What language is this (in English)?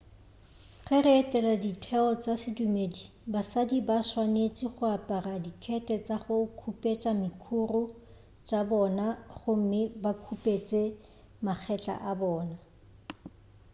Northern Sotho